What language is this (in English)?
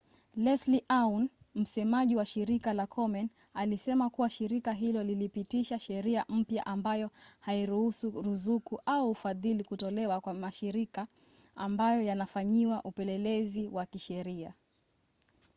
Swahili